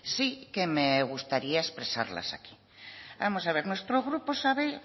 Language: Spanish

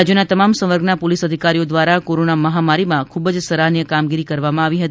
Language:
Gujarati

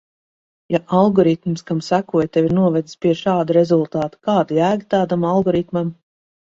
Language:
Latvian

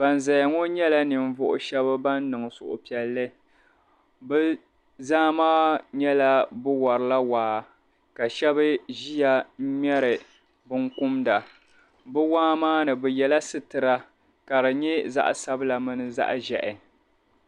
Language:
Dagbani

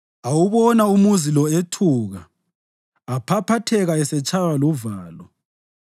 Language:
North Ndebele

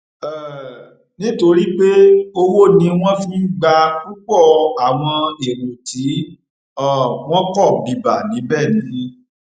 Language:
Yoruba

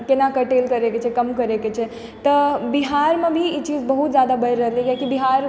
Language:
Maithili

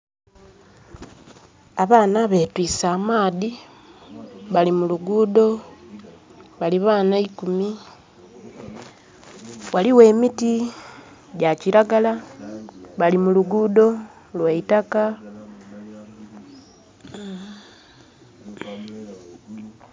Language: Soga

